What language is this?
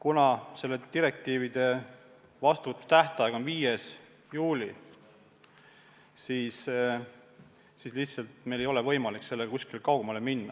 Estonian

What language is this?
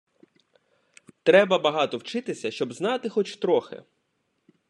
Ukrainian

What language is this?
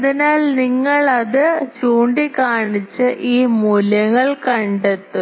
Malayalam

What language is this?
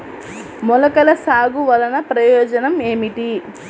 Telugu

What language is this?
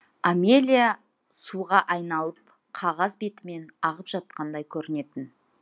Kazakh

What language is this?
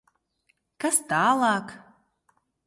Latvian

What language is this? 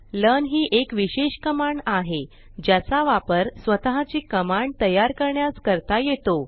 Marathi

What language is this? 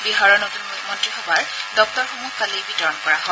Assamese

